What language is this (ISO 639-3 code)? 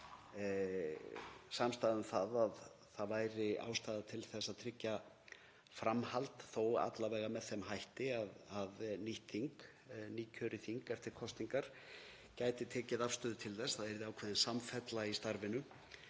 isl